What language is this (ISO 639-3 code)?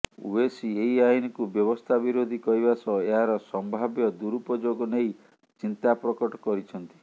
ori